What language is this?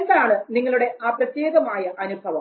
Malayalam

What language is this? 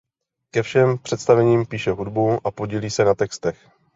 Czech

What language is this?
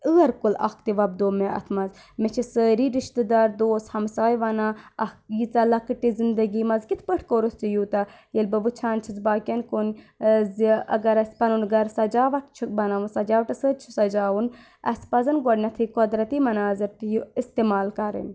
Kashmiri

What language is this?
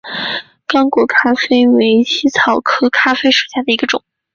Chinese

